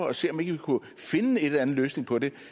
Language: Danish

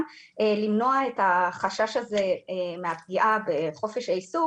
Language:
Hebrew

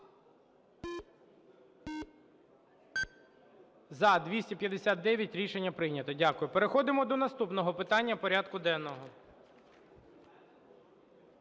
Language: Ukrainian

